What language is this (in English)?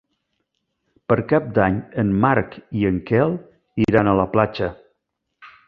Catalan